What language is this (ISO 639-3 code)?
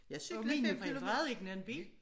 dan